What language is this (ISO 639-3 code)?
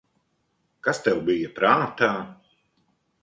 lav